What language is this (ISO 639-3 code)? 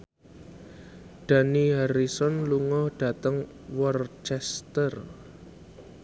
jav